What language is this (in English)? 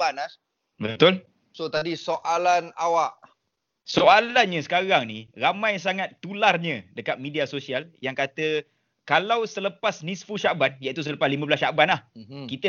Malay